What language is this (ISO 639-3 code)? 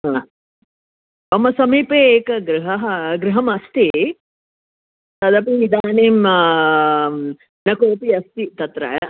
san